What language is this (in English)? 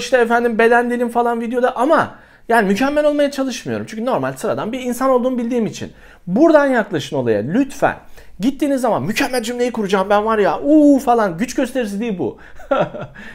Turkish